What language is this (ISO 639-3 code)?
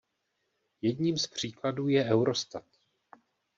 ces